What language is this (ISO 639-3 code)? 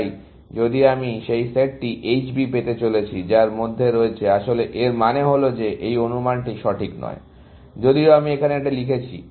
ben